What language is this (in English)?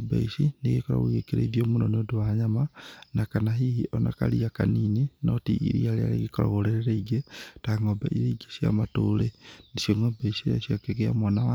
Kikuyu